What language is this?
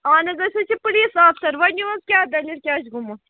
Kashmiri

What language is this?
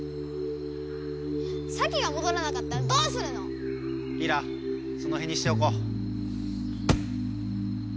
Japanese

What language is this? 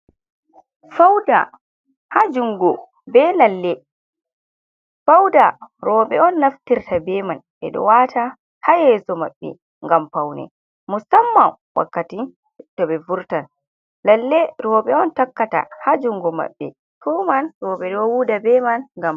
Fula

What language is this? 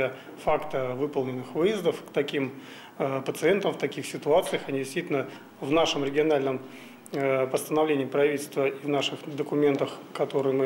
Russian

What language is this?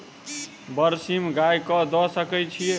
Maithili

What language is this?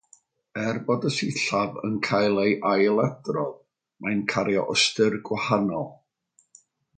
Welsh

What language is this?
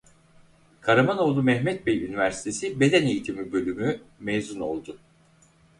Turkish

